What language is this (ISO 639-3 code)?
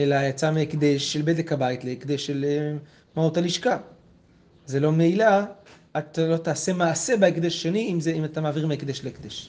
heb